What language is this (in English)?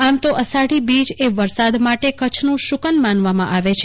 Gujarati